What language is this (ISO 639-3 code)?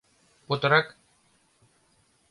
chm